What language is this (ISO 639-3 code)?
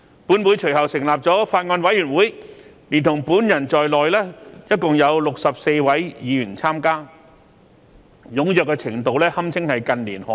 yue